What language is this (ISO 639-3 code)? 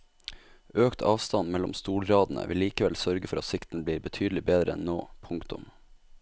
nor